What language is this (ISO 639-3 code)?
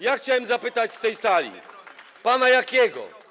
pol